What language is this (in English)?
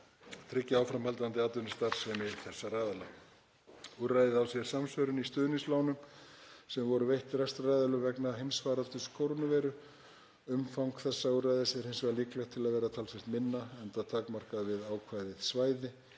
Icelandic